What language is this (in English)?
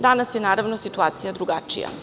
Serbian